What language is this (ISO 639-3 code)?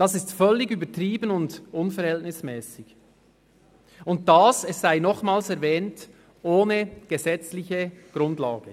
gsw